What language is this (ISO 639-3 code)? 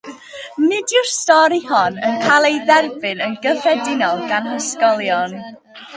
cym